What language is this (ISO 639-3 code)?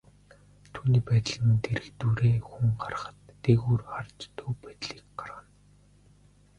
mon